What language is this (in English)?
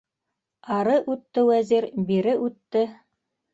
Bashkir